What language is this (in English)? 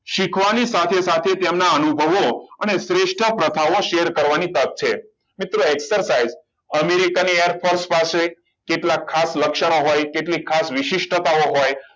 Gujarati